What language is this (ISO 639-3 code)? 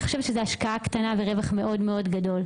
heb